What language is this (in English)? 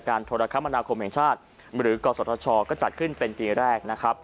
Thai